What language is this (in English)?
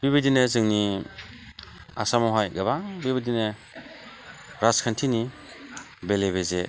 Bodo